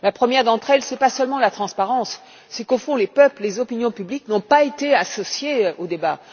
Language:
French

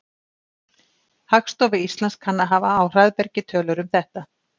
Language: Icelandic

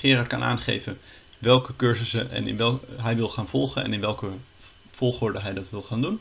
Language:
Dutch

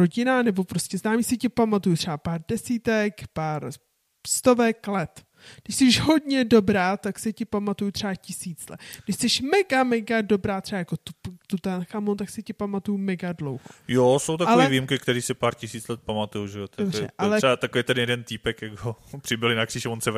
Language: Czech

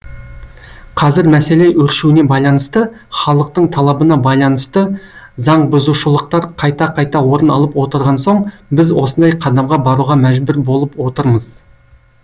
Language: Kazakh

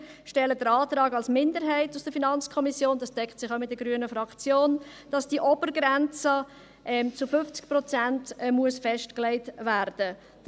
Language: Swiss German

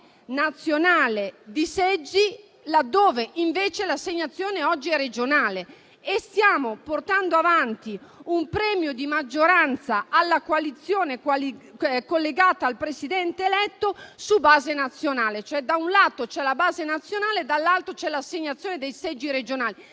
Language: Italian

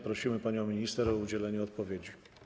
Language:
Polish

